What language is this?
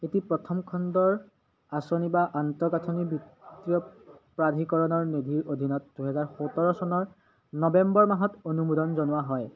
Assamese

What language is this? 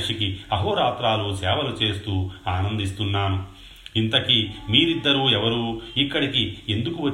Telugu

